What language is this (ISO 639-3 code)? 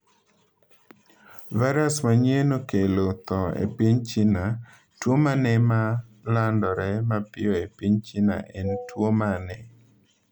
luo